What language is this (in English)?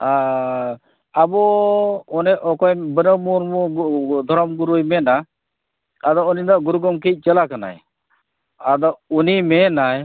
Santali